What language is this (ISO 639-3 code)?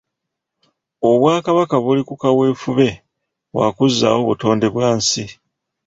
lug